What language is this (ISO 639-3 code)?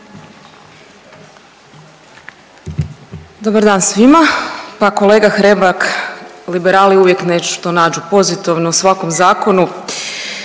hrv